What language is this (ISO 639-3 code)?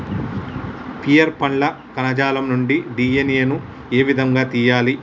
tel